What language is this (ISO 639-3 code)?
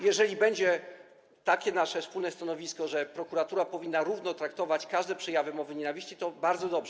pol